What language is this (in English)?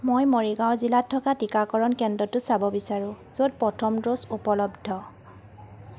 Assamese